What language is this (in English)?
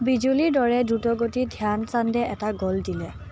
Assamese